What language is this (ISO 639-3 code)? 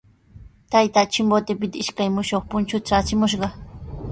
qws